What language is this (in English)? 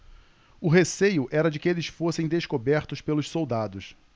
Portuguese